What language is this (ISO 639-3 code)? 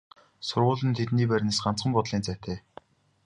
mon